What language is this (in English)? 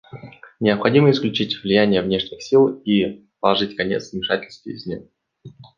Russian